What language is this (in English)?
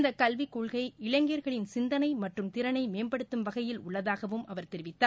Tamil